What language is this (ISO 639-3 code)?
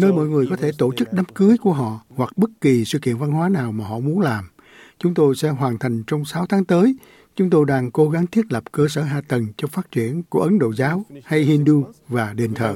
vie